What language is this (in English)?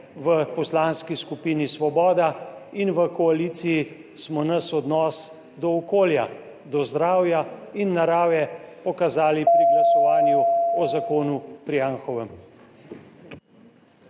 Slovenian